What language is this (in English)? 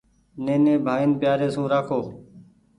Goaria